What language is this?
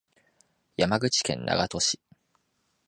Japanese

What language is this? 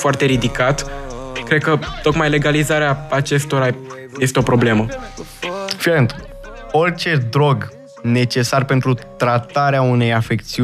Romanian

